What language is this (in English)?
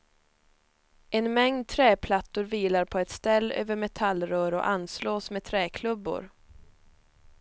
Swedish